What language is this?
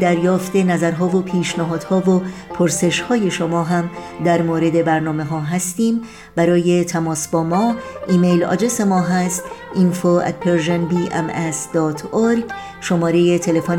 Persian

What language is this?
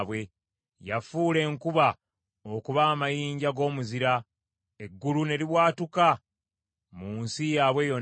Ganda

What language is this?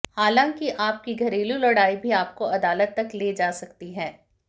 Hindi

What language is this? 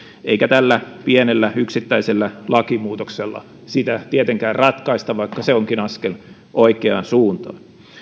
Finnish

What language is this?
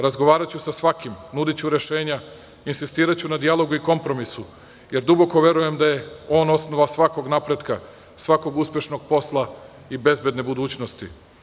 Serbian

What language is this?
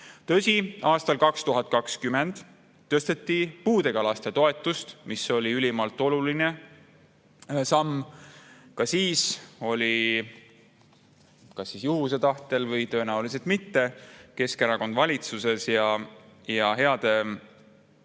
Estonian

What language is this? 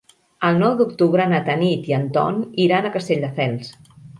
Catalan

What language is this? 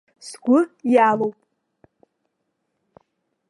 Abkhazian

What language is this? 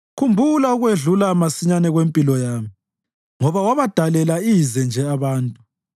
North Ndebele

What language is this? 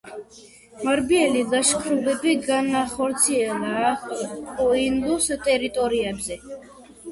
Georgian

